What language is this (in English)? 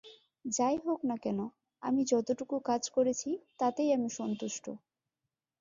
Bangla